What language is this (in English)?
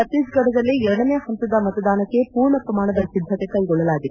Kannada